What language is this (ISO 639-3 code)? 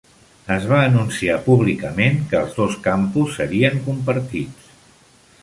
cat